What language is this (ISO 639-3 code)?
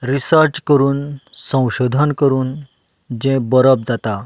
kok